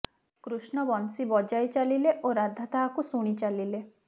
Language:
Odia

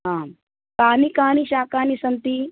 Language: Sanskrit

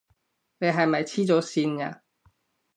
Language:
Cantonese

